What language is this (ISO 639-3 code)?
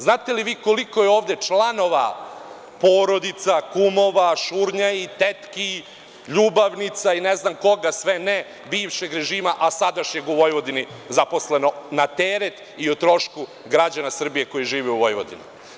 srp